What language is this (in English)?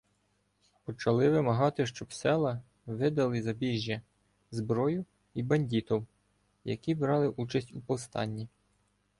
Ukrainian